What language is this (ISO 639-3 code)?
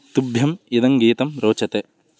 san